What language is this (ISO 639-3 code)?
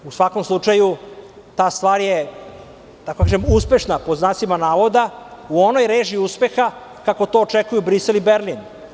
srp